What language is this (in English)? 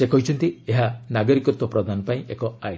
Odia